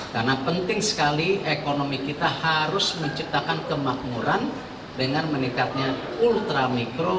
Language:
Indonesian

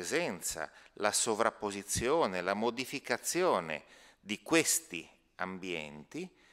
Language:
Italian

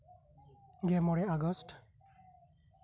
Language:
Santali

